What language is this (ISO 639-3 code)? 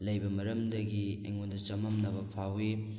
mni